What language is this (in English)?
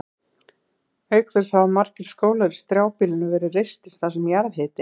Icelandic